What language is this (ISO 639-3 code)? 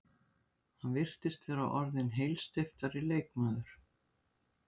isl